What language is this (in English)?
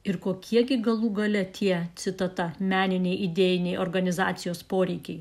Lithuanian